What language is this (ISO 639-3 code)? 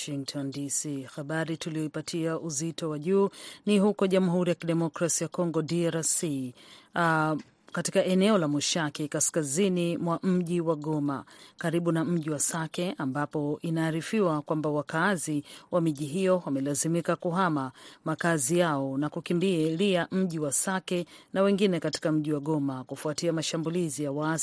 swa